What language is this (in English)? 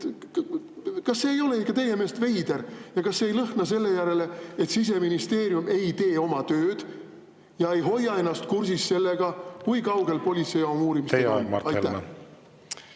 Estonian